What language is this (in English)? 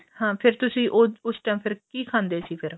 Punjabi